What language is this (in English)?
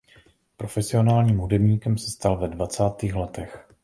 Czech